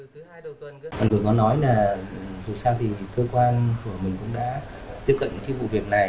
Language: Vietnamese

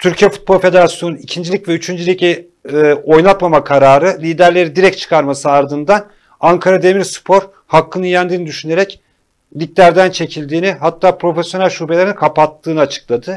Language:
Turkish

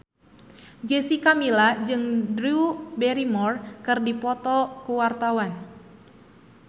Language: Sundanese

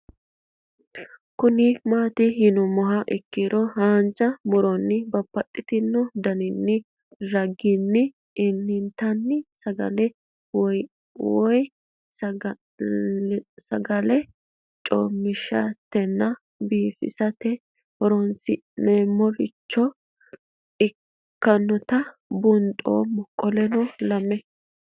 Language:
Sidamo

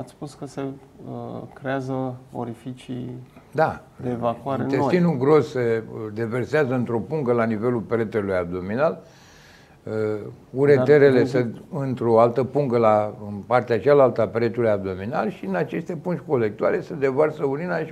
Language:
Romanian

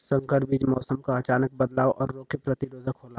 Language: Bhojpuri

